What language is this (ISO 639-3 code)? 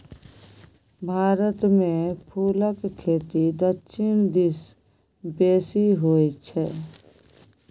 mai